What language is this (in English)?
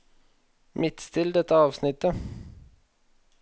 Norwegian